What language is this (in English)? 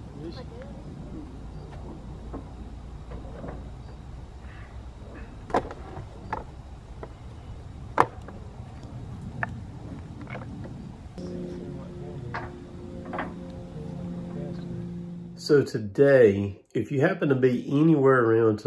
English